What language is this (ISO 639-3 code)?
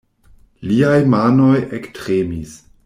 epo